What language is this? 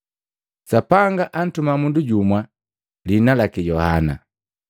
Matengo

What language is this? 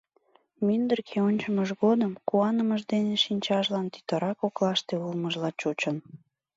Mari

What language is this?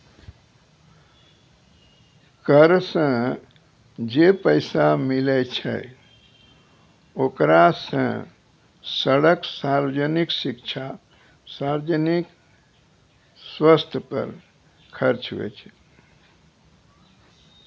Maithili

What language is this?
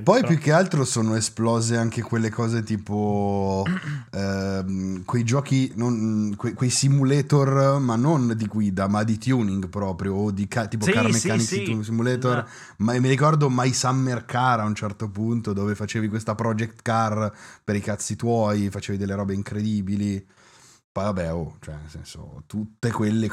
Italian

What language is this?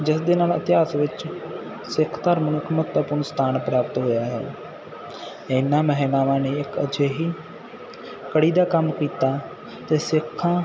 Punjabi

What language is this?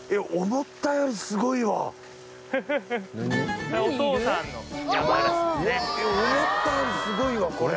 Japanese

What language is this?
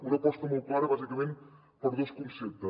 Catalan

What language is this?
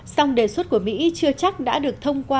Vietnamese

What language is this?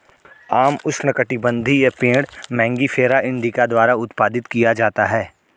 Hindi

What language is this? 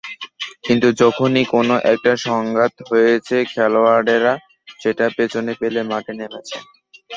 Bangla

